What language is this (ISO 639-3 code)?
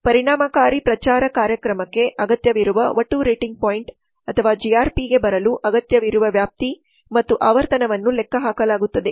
kan